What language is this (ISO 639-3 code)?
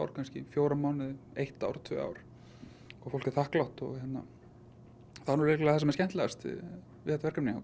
isl